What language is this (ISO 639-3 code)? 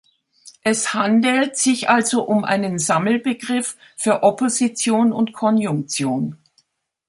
deu